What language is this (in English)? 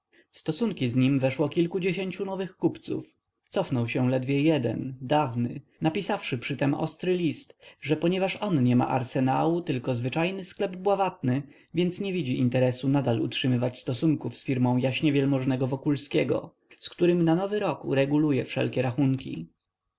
Polish